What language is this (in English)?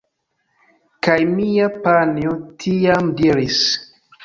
Esperanto